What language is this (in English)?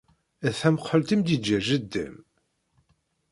Kabyle